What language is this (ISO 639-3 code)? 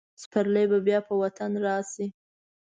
pus